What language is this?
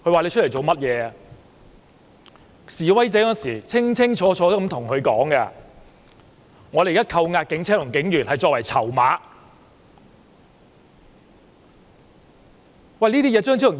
Cantonese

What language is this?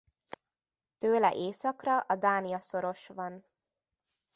Hungarian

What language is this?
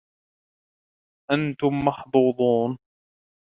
Arabic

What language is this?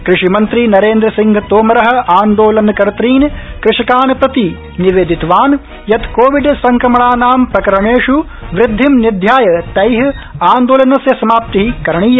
Sanskrit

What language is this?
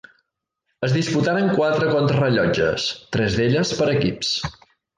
Catalan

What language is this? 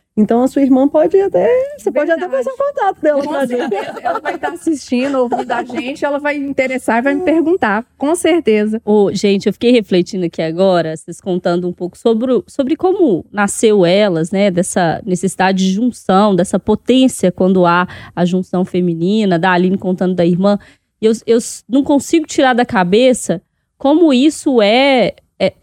Portuguese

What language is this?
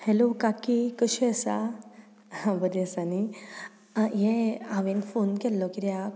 Konkani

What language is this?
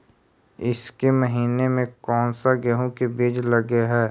Magahi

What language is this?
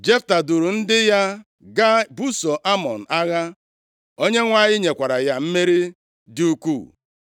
Igbo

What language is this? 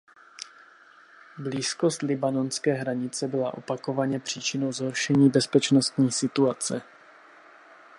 Czech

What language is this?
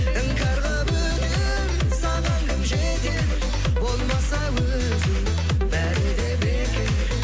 Kazakh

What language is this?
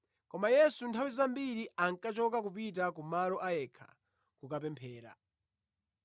Nyanja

